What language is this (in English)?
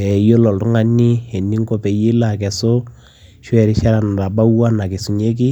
Masai